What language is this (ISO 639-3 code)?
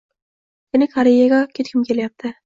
uzb